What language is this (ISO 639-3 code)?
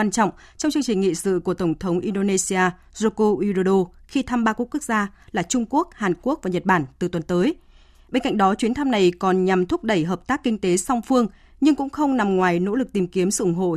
vie